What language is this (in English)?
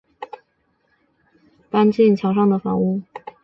Chinese